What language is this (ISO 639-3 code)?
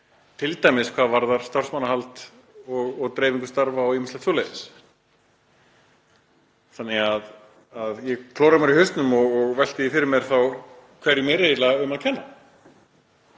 isl